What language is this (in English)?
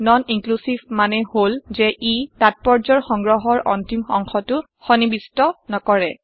Assamese